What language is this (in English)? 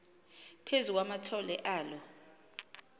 Xhosa